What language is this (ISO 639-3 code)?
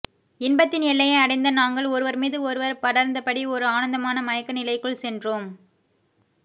tam